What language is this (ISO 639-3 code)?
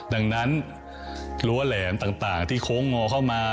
tha